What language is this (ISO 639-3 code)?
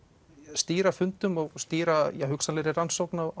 isl